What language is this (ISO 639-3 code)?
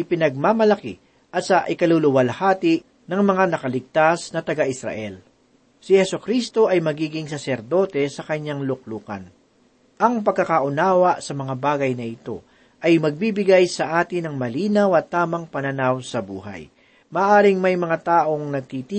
fil